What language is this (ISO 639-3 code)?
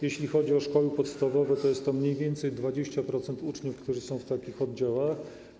pol